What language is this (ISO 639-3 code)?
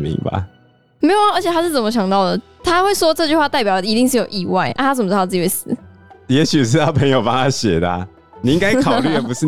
zho